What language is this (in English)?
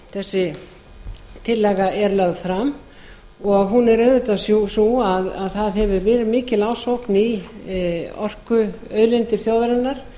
Icelandic